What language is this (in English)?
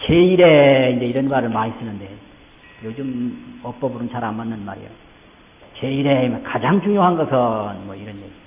Korean